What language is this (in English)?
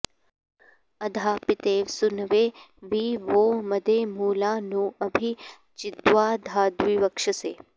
Sanskrit